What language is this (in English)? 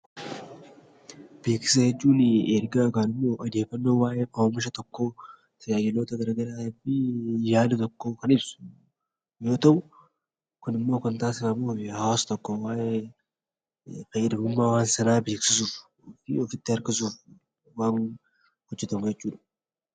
Oromo